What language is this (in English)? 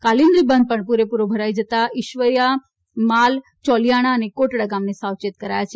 Gujarati